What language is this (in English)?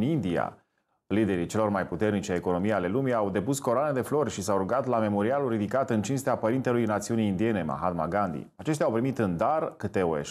Romanian